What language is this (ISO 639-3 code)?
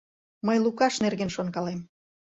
chm